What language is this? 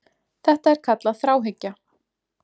Icelandic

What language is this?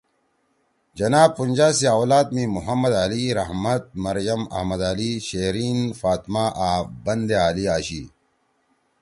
Torwali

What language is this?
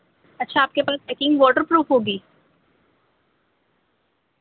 Urdu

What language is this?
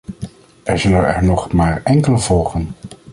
Dutch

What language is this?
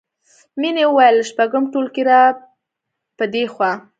Pashto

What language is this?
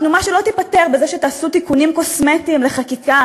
Hebrew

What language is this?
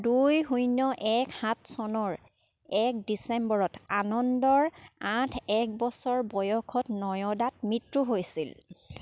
Assamese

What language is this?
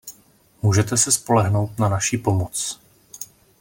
Czech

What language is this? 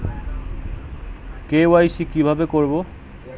Bangla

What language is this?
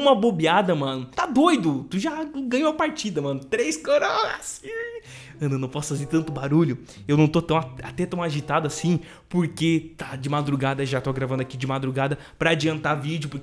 Portuguese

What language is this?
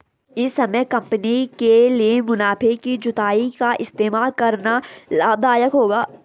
Hindi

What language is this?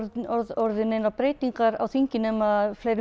Icelandic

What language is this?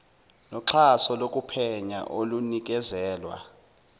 Zulu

